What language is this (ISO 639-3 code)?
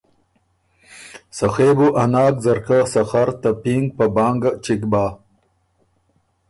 oru